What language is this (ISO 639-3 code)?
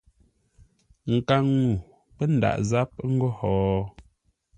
nla